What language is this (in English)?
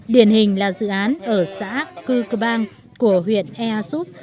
Vietnamese